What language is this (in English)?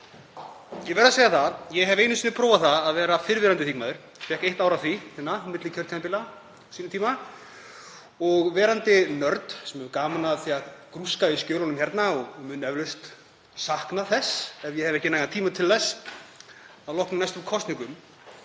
Icelandic